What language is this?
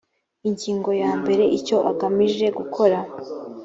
Kinyarwanda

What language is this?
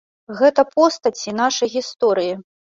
Belarusian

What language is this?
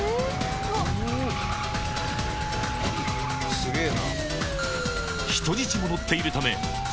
Japanese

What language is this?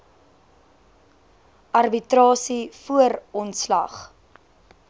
Afrikaans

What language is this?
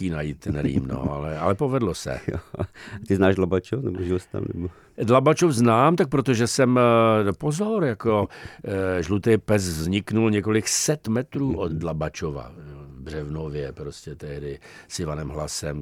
Czech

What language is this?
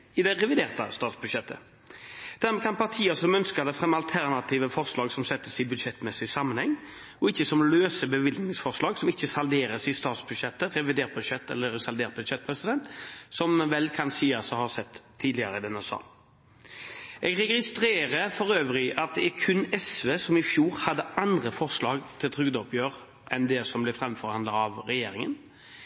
Norwegian Bokmål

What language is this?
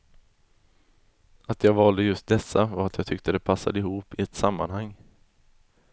Swedish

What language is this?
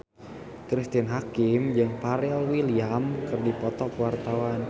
Sundanese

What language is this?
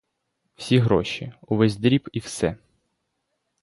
Ukrainian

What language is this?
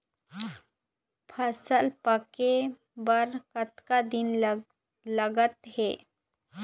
Chhattisgarhi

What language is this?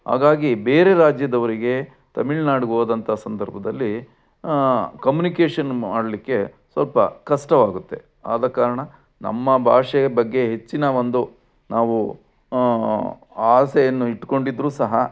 Kannada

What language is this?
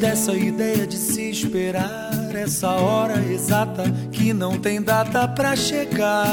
Portuguese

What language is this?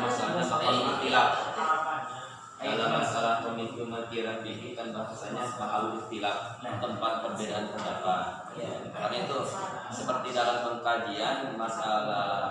Indonesian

